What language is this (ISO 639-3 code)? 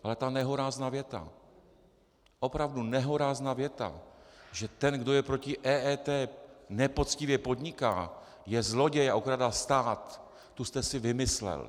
ces